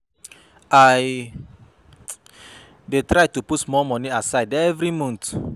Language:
Nigerian Pidgin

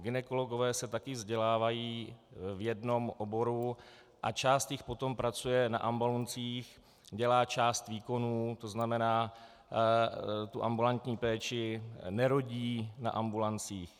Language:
Czech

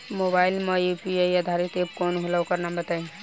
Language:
Bhojpuri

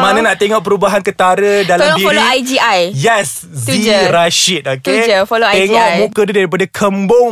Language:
Malay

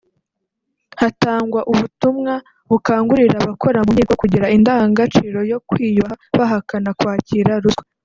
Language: Kinyarwanda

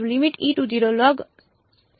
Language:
Gujarati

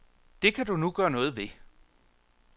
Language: Danish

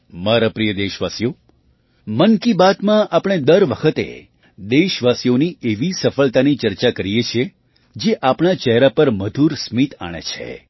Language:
Gujarati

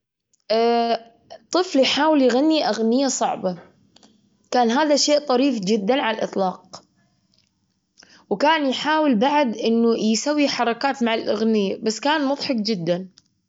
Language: Gulf Arabic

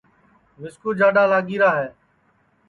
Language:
Sansi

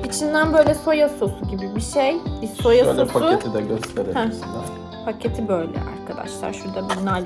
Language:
Turkish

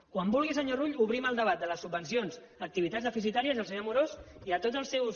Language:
Catalan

